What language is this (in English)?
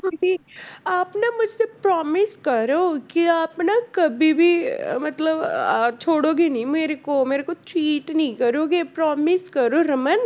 Punjabi